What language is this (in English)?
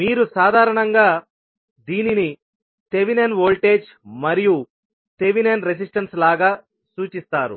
Telugu